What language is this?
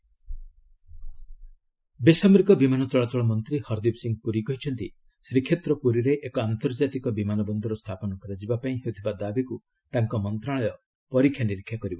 Odia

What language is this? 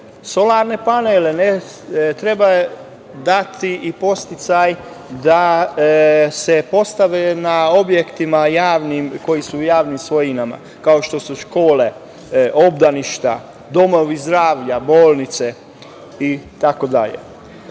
Serbian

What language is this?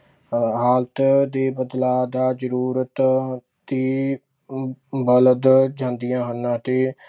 Punjabi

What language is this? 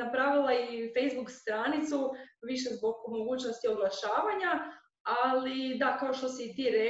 Croatian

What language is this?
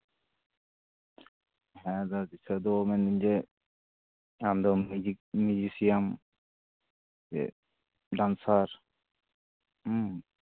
Santali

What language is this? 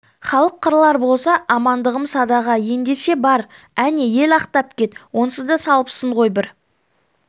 Kazakh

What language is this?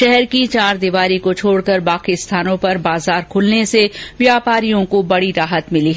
Hindi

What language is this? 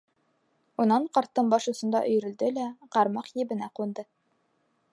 Bashkir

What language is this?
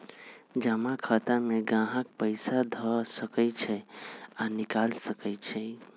Magahi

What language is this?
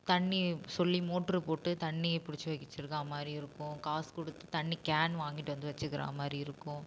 Tamil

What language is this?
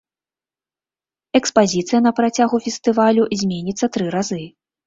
Belarusian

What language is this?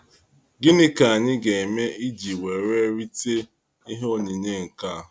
Igbo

